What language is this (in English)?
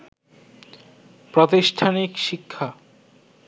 Bangla